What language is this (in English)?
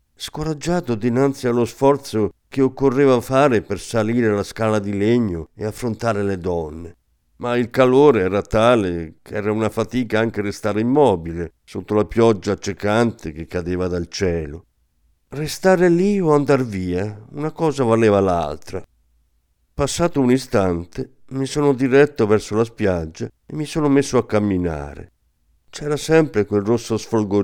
Italian